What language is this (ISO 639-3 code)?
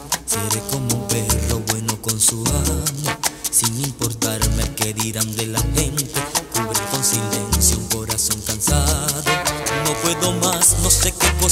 ron